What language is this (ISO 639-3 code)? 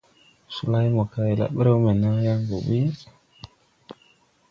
tui